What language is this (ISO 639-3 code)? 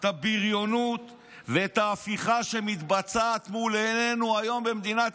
heb